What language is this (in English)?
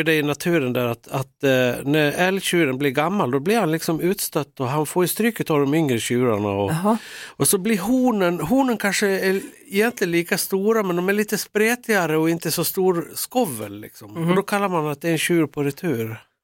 Swedish